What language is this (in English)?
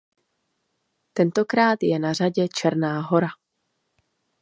Czech